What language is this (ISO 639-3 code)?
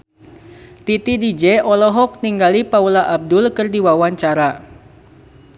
sun